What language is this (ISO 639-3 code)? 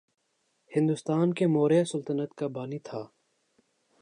urd